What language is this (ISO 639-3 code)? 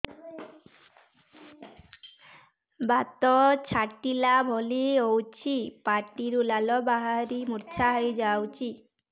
ori